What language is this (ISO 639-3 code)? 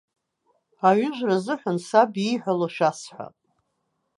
abk